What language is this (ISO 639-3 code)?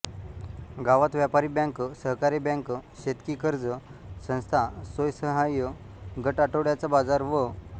mar